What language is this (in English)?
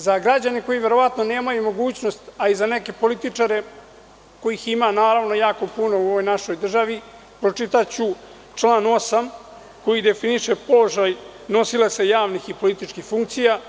Serbian